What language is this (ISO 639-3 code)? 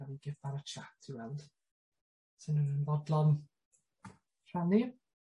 cym